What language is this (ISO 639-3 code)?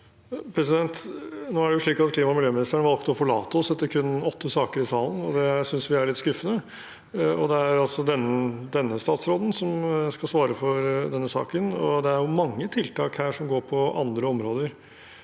nor